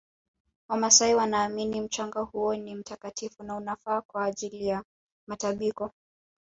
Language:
Swahili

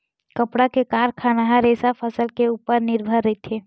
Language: Chhattisgarhi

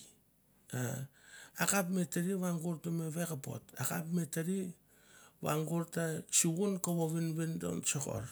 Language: Mandara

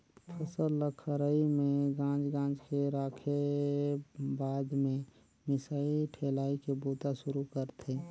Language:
Chhattisgarhi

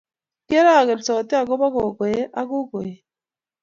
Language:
Kalenjin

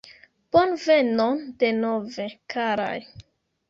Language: Esperanto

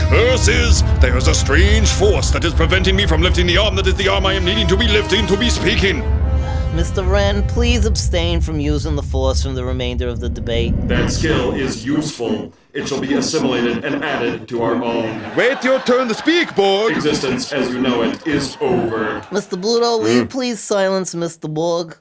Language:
English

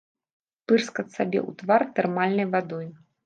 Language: Belarusian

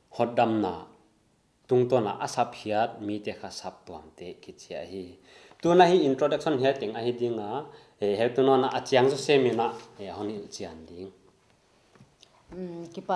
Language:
Indonesian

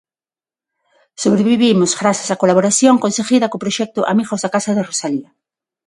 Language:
Galician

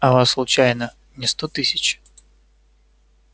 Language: Russian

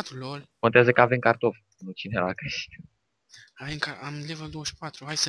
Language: Romanian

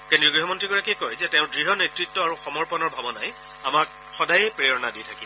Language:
Assamese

